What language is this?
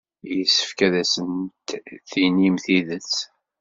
Kabyle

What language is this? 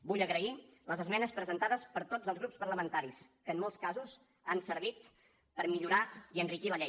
Catalan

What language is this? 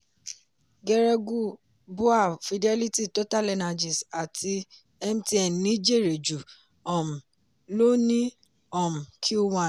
Yoruba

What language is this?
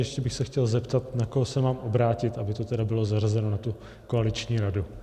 Czech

